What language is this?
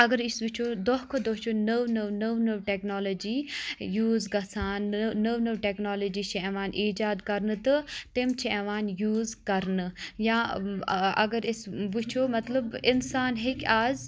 Kashmiri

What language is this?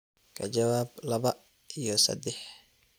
Somali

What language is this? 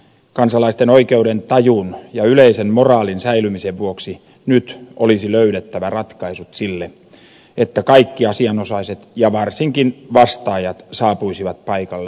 Finnish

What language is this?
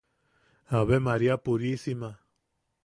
Yaqui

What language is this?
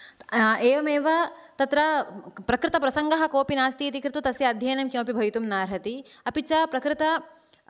Sanskrit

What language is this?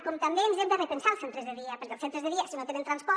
Catalan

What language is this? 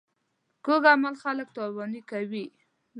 Pashto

